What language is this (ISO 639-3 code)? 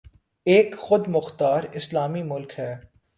urd